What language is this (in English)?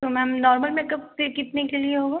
Hindi